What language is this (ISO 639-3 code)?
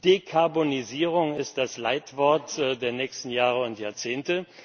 deu